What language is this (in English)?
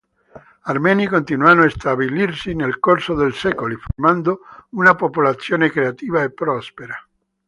Italian